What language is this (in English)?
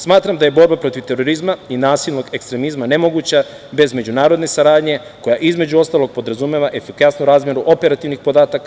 Serbian